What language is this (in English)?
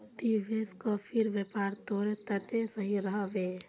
Magahi